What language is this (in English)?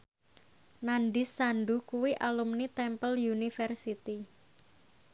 Javanese